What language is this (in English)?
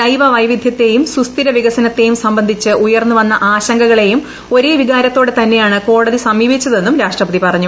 Malayalam